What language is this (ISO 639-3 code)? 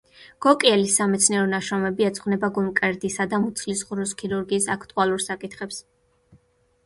kat